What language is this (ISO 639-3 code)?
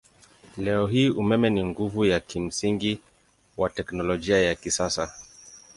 swa